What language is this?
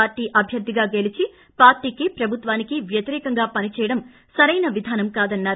Telugu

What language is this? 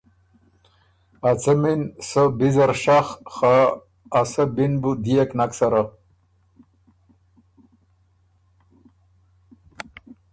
Ormuri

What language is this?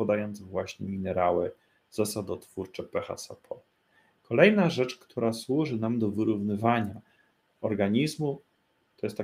Polish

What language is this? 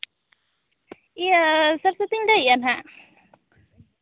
Santali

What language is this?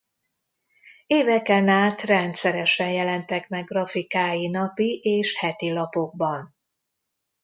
Hungarian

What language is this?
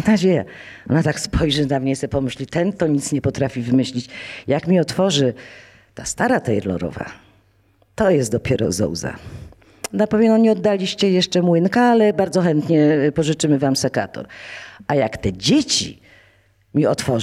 Polish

